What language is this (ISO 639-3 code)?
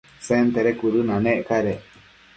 mcf